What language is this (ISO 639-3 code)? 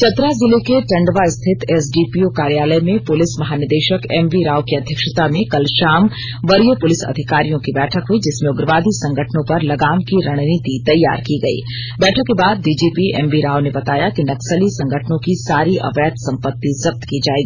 hin